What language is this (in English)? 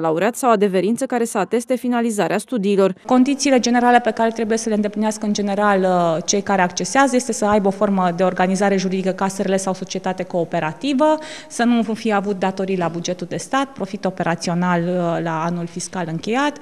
Romanian